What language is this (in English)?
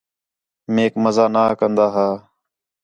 Khetrani